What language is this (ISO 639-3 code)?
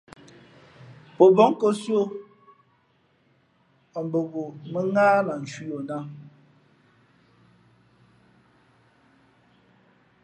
fmp